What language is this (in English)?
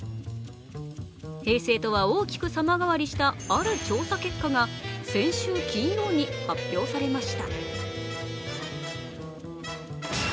Japanese